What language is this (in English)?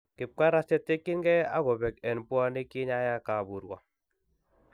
Kalenjin